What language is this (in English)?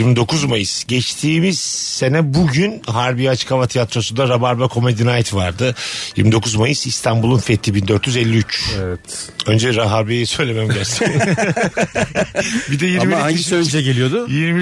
Turkish